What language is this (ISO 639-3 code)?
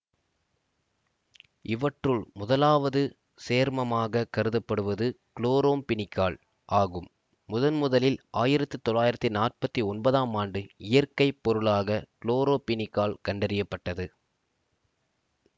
tam